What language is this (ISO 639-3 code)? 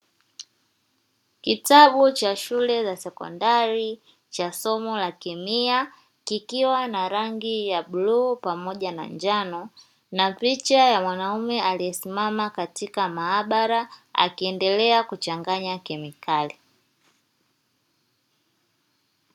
swa